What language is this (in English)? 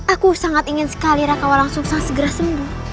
Indonesian